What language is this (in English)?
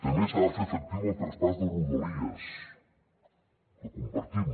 Catalan